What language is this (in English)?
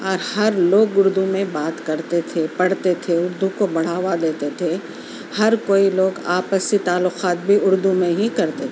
Urdu